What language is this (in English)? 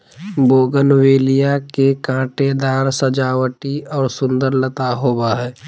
Magahi